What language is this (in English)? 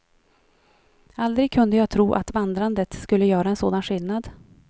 Swedish